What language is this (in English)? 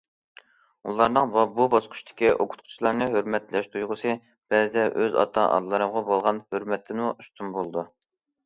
Uyghur